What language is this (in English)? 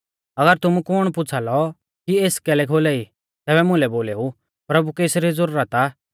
Mahasu Pahari